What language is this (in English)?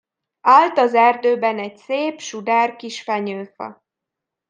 Hungarian